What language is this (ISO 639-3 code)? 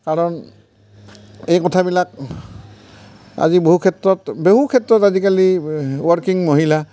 asm